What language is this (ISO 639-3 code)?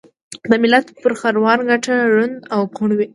pus